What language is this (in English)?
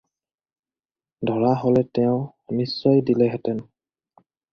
Assamese